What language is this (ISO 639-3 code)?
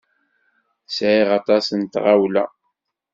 kab